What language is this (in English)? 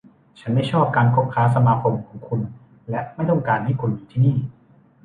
Thai